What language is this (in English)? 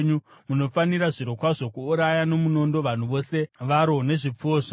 Shona